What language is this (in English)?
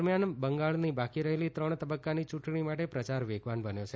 Gujarati